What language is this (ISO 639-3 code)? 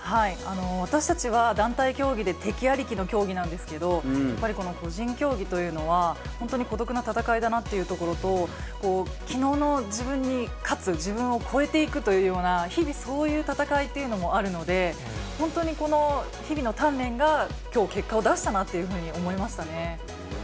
jpn